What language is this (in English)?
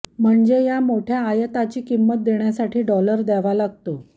Marathi